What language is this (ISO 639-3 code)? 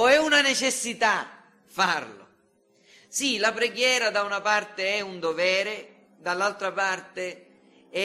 ita